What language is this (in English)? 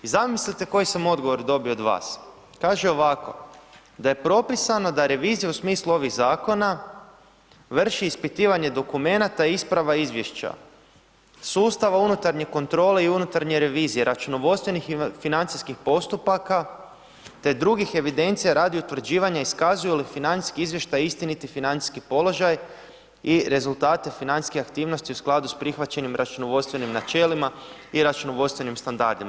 Croatian